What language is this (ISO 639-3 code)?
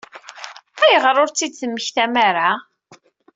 kab